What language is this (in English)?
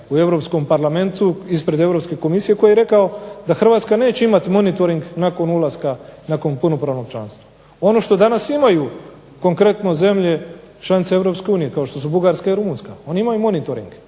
Croatian